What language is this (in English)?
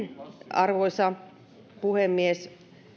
Finnish